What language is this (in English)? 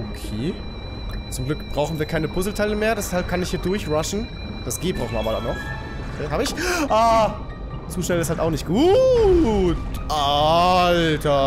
German